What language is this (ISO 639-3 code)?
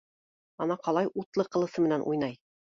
bak